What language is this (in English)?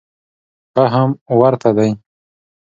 Pashto